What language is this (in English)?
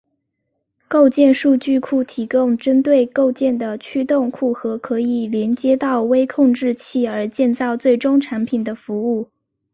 Chinese